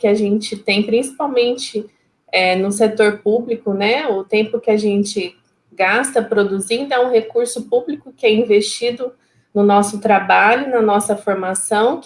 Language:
Portuguese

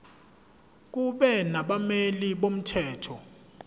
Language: Zulu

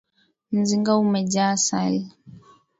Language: Swahili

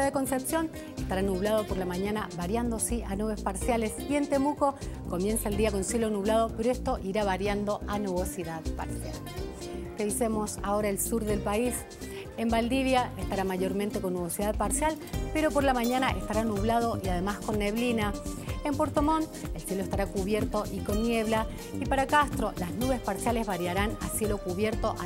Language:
Spanish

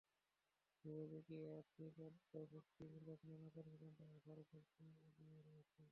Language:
Bangla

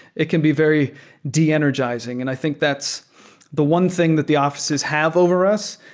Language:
English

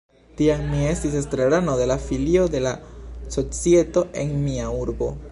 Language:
Esperanto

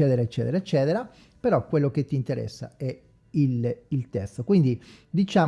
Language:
Italian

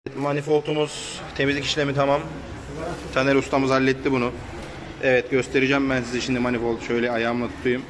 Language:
Turkish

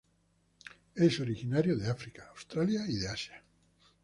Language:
Spanish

